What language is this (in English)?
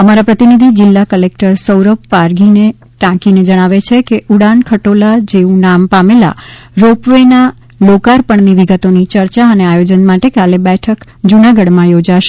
Gujarati